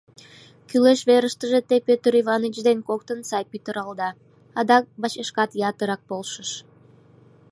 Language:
Mari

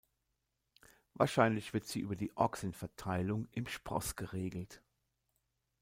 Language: German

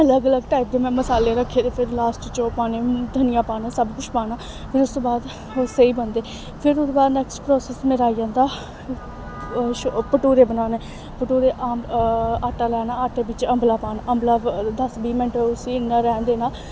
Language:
Dogri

